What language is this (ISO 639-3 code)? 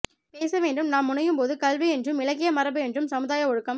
tam